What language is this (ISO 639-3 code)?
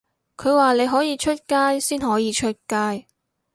yue